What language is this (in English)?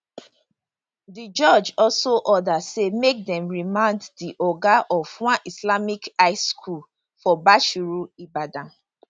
Nigerian Pidgin